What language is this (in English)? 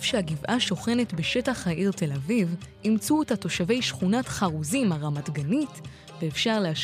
Hebrew